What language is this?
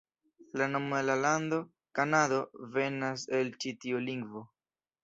Esperanto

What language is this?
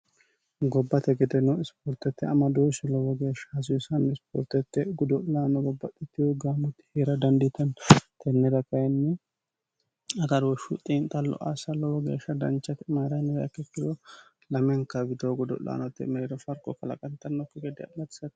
Sidamo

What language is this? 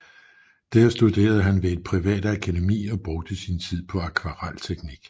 Danish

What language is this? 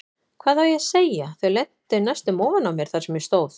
Icelandic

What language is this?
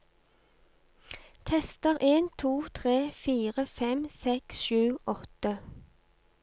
Norwegian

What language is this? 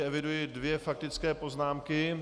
Czech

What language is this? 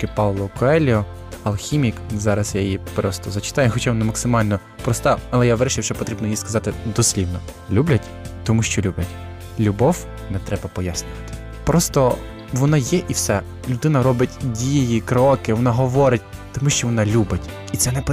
Ukrainian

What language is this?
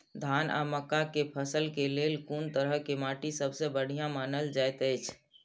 Maithili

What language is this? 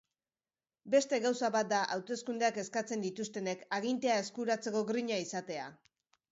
Basque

